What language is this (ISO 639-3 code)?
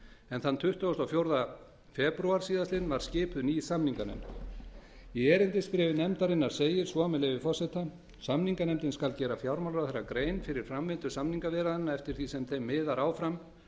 isl